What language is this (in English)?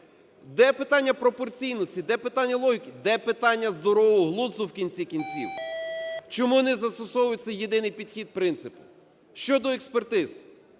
Ukrainian